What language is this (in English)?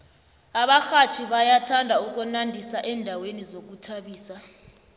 South Ndebele